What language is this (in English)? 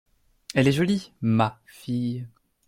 French